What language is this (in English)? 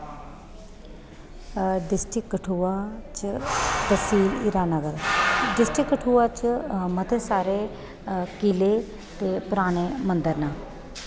Dogri